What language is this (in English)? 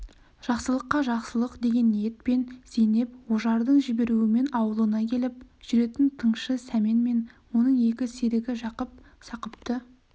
Kazakh